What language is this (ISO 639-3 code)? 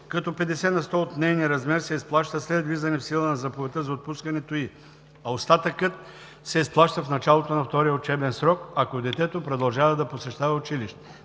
bul